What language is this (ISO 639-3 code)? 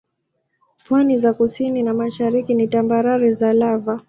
swa